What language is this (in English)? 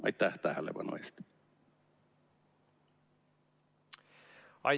Estonian